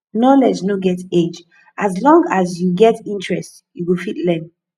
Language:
Nigerian Pidgin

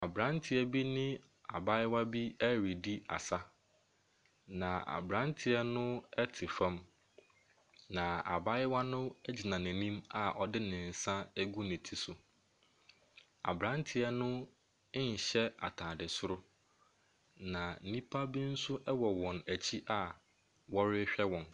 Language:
Akan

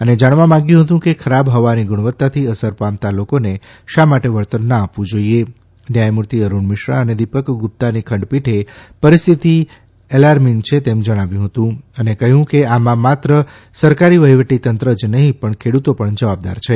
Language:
Gujarati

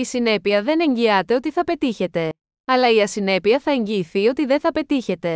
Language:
Greek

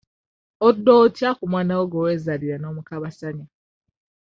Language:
Ganda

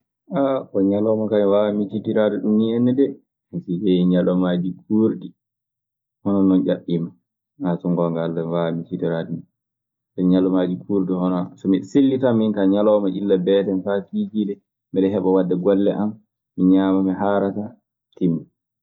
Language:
Maasina Fulfulde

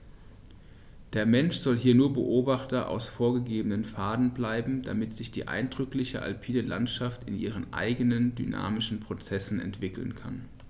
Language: German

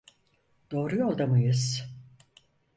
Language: Turkish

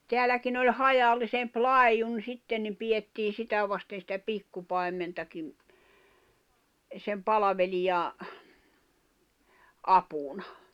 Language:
Finnish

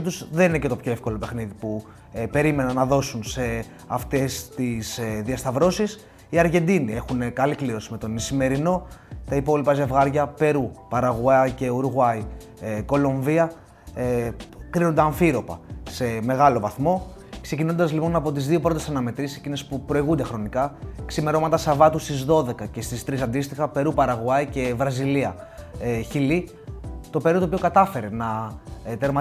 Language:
Greek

